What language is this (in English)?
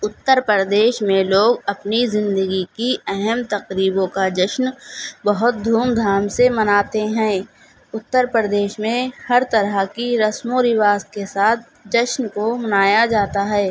Urdu